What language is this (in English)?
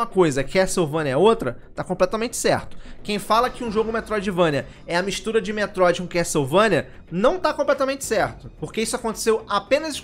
Portuguese